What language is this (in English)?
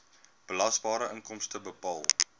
Afrikaans